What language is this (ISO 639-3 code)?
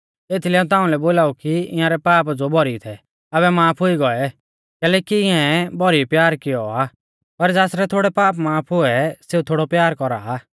bfz